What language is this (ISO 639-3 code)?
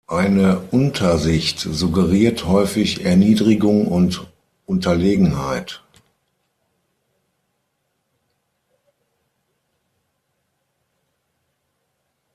deu